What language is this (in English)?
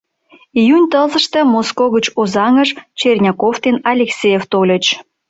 Mari